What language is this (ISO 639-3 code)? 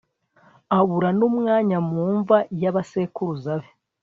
kin